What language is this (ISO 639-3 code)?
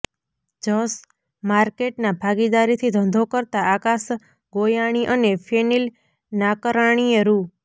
guj